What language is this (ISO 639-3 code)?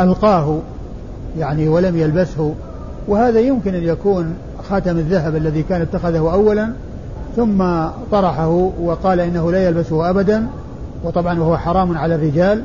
ara